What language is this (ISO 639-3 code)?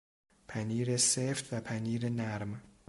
fas